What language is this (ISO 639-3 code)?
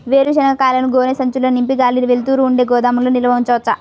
tel